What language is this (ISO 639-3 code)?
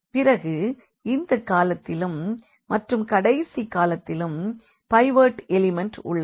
tam